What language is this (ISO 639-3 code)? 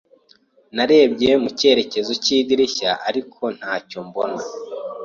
kin